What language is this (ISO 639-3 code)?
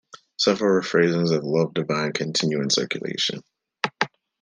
eng